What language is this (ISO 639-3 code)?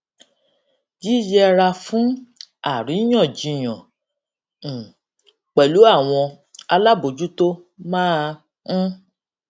yor